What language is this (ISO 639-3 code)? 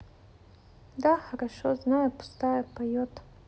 rus